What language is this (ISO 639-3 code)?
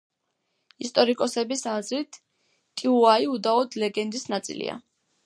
kat